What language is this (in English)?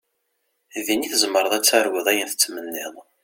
Kabyle